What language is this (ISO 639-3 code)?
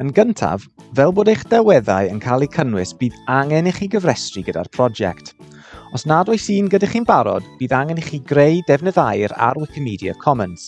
cym